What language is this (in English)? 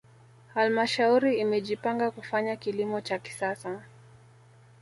Swahili